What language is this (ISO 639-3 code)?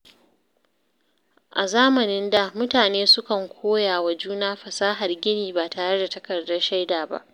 hau